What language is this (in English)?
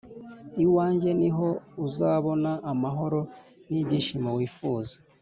Kinyarwanda